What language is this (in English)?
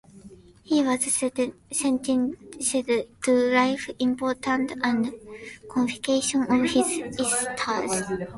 English